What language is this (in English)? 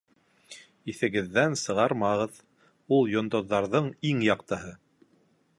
Bashkir